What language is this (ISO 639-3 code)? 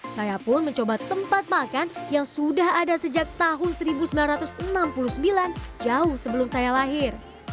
ind